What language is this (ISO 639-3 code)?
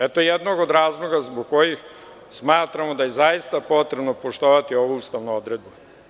srp